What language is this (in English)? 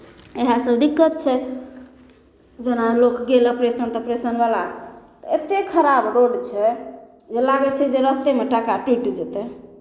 Maithili